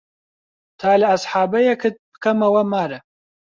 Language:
Central Kurdish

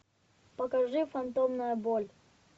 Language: Russian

